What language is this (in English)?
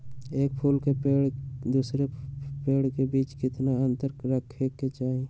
Magahi